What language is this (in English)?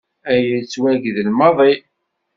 Kabyle